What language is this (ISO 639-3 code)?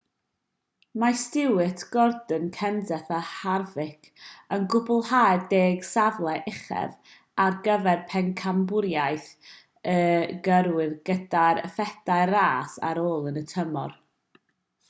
cym